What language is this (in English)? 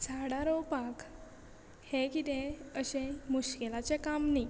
Konkani